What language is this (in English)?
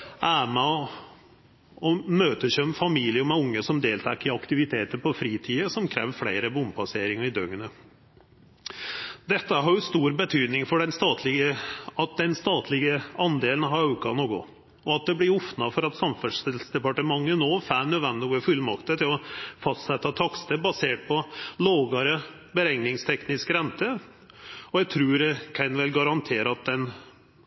Norwegian Nynorsk